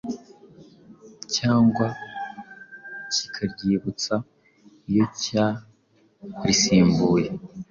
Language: Kinyarwanda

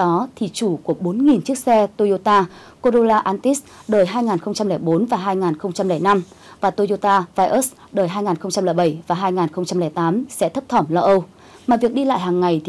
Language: Vietnamese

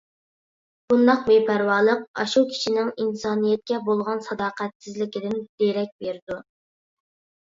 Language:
Uyghur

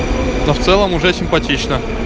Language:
Russian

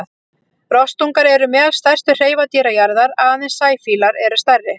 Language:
Icelandic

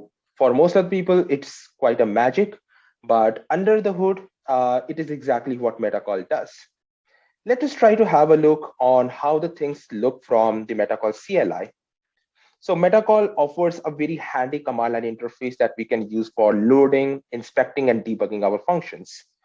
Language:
English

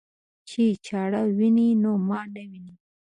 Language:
Pashto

